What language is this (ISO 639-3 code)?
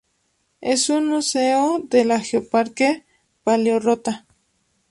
spa